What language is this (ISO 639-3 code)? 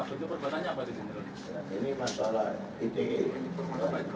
ind